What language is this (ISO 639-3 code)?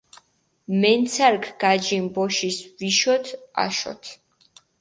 xmf